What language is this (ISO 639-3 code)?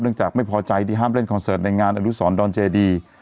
tha